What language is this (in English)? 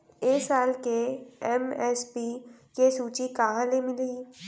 Chhattisgarhi